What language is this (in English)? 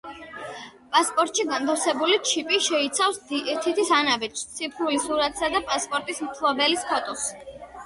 Georgian